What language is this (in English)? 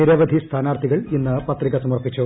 Malayalam